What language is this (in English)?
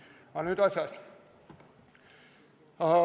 Estonian